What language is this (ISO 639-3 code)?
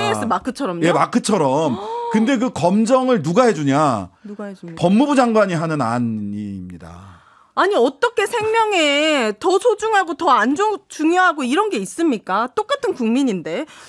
kor